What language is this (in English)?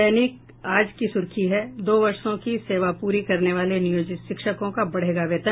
Hindi